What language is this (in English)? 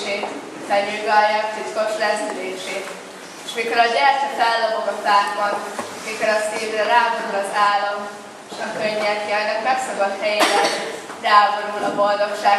Hungarian